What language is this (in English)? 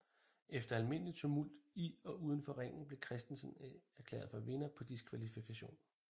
Danish